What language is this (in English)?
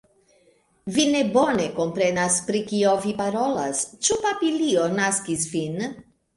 Esperanto